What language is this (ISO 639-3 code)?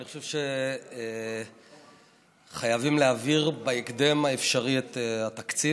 heb